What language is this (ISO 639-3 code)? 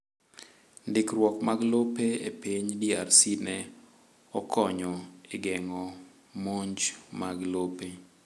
luo